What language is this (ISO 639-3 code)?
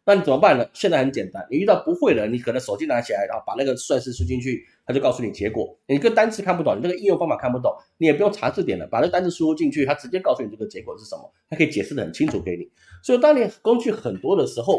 zho